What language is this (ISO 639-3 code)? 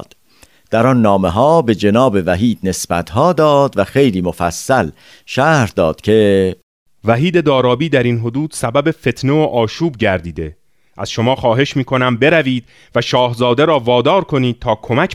fas